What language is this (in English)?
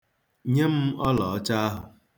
Igbo